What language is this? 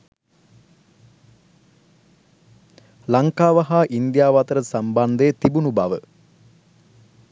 Sinhala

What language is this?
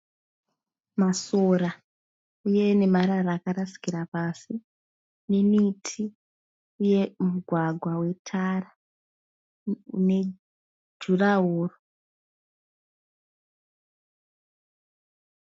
Shona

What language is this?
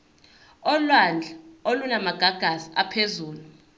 Zulu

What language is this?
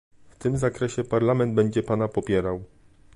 Polish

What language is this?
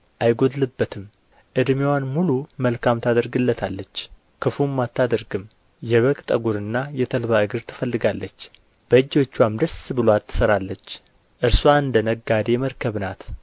Amharic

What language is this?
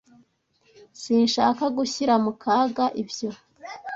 Kinyarwanda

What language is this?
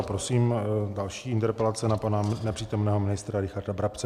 Czech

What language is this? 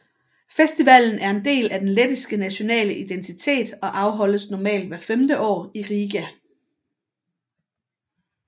Danish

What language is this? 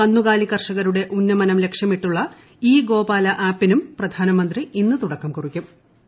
Malayalam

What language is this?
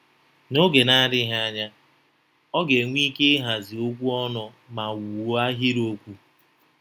Igbo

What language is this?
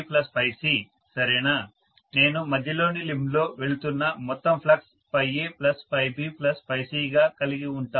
Telugu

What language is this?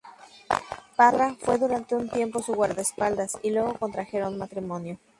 Spanish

